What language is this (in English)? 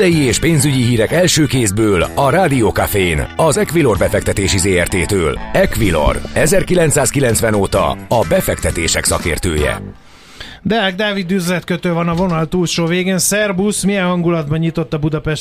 Hungarian